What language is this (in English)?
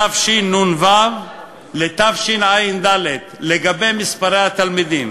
Hebrew